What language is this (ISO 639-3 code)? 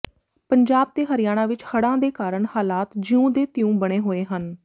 pan